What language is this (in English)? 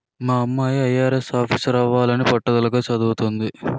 Telugu